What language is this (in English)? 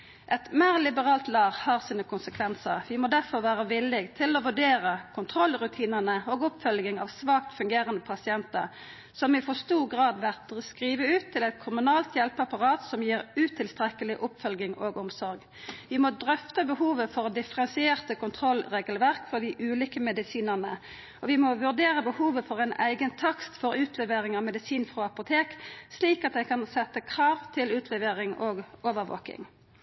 Norwegian Nynorsk